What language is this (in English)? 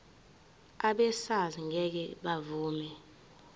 Zulu